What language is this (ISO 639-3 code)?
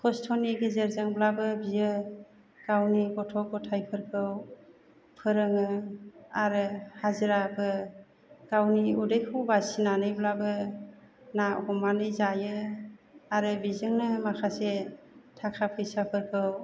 brx